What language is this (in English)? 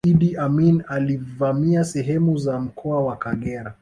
Swahili